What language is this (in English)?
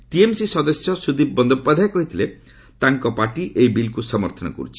Odia